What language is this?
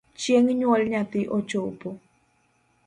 Luo (Kenya and Tanzania)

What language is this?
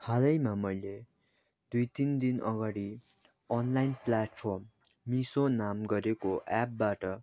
Nepali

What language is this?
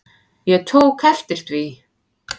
Icelandic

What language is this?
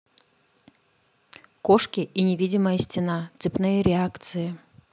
Russian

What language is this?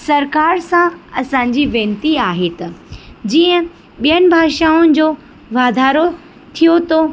Sindhi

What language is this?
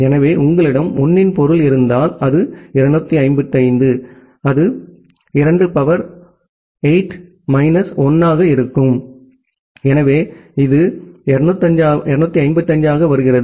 Tamil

